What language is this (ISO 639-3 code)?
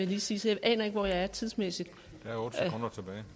dan